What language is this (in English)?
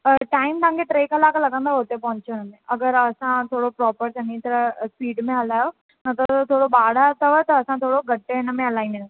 Sindhi